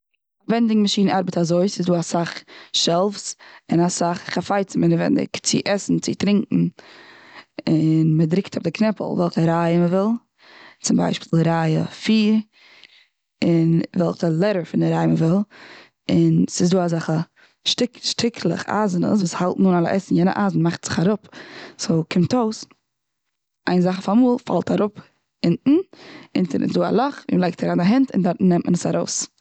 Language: Yiddish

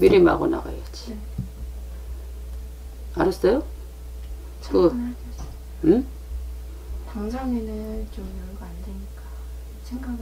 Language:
Korean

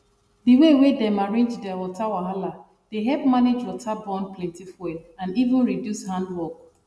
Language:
Nigerian Pidgin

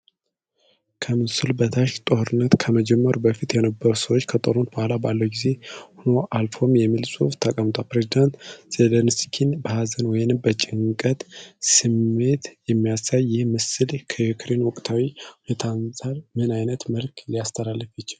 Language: Amharic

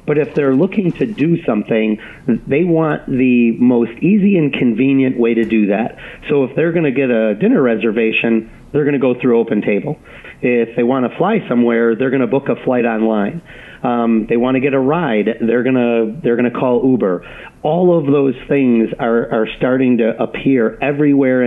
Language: English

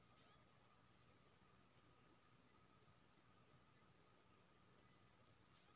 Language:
Maithili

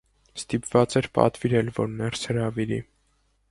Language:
Armenian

